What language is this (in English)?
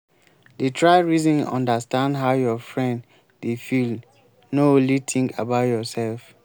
Nigerian Pidgin